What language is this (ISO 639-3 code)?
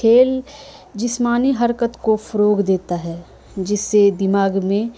urd